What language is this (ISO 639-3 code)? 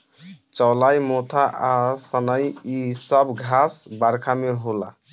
bho